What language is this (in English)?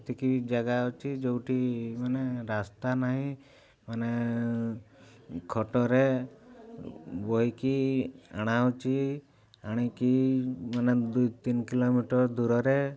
Odia